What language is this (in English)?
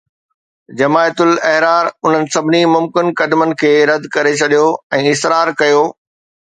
Sindhi